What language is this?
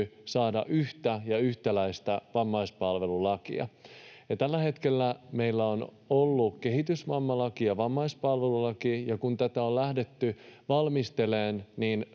Finnish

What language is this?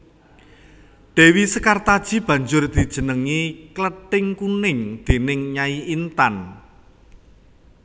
Javanese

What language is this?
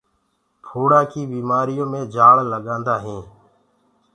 Gurgula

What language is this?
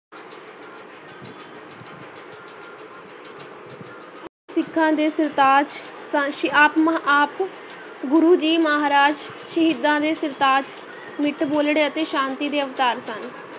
Punjabi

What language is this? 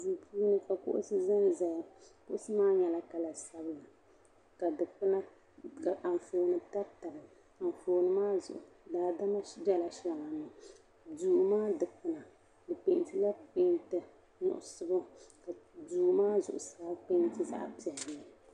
Dagbani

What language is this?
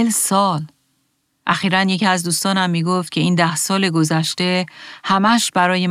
Persian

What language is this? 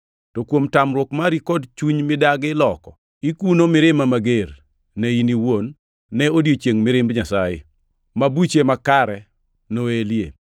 Luo (Kenya and Tanzania)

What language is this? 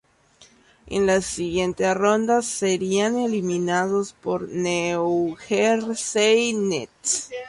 Spanish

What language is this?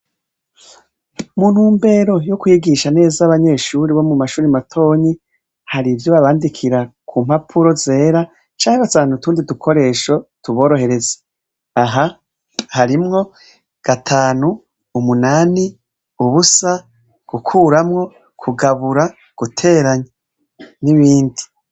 Rundi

